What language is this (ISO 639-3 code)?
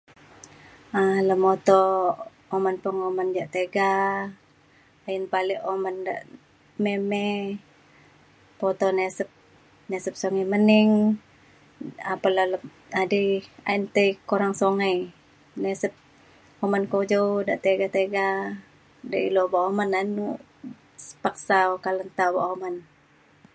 xkl